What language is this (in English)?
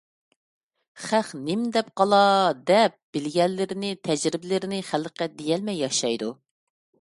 Uyghur